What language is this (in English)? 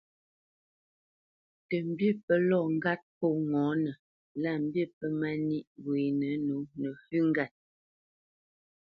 Bamenyam